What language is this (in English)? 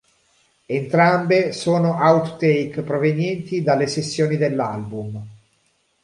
Italian